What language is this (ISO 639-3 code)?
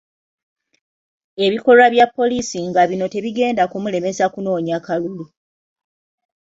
lug